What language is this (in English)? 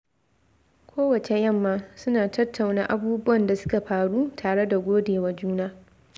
Hausa